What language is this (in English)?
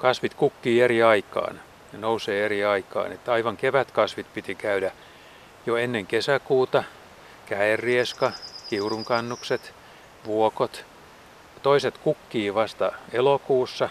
Finnish